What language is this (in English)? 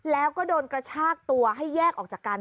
Thai